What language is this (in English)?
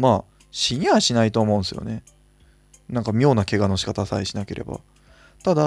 Japanese